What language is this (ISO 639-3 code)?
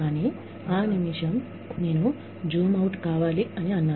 tel